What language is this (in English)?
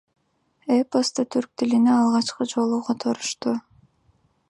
Kyrgyz